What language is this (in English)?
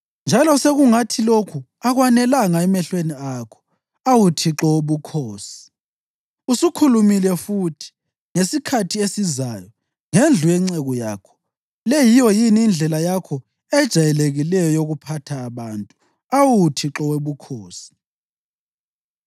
North Ndebele